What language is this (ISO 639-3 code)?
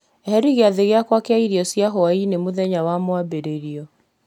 kik